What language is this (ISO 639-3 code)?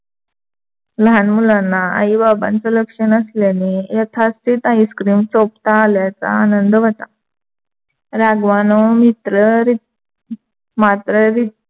mar